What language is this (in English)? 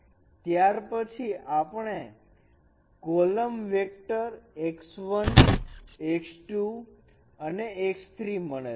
Gujarati